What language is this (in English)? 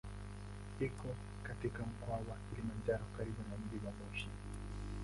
Swahili